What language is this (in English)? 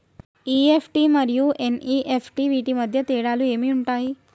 Telugu